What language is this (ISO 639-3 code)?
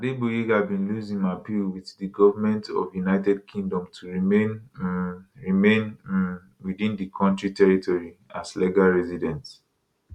pcm